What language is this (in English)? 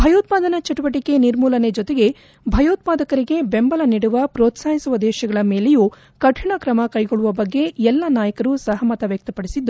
Kannada